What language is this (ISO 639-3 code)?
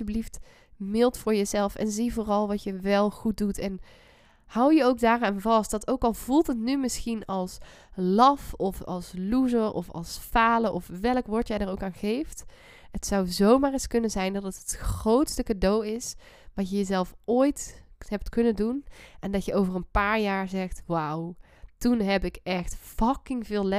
nld